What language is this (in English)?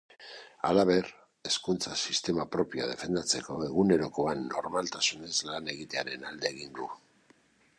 Basque